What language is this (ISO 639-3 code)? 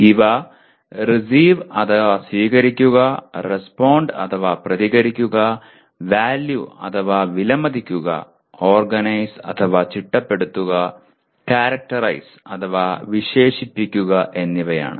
mal